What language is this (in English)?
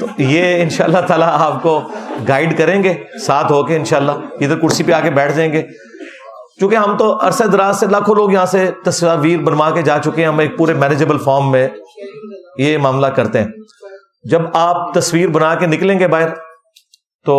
Urdu